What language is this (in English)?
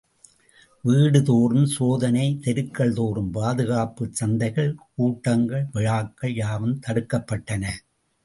Tamil